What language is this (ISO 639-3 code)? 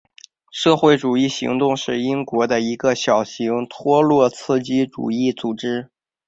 zho